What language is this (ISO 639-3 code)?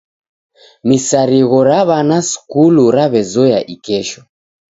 dav